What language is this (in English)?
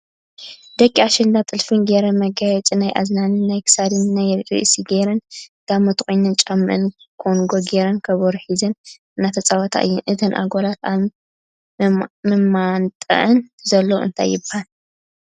Tigrinya